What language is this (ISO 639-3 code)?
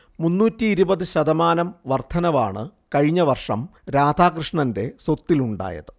mal